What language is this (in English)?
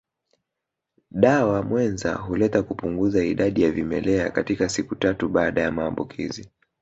Swahili